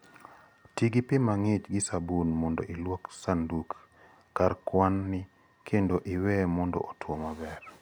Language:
Luo (Kenya and Tanzania)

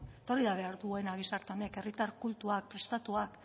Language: Basque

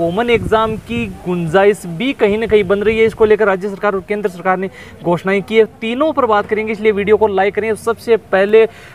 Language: Hindi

